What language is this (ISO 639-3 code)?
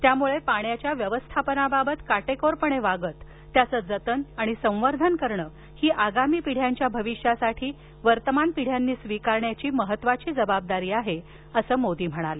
mar